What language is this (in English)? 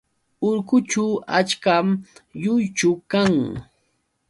Yauyos Quechua